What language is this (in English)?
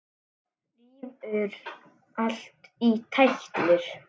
Icelandic